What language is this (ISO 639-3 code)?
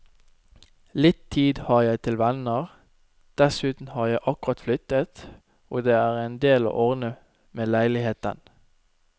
nor